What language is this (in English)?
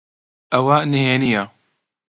Central Kurdish